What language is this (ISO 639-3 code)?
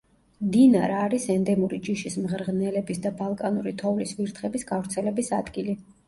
kat